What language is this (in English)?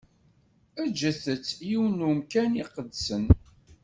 Kabyle